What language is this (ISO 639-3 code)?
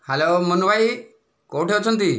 ori